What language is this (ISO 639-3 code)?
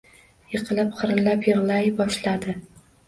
uzb